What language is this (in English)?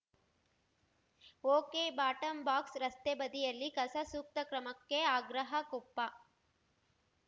Kannada